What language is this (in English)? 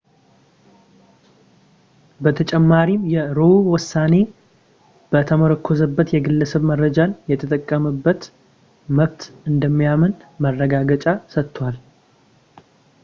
Amharic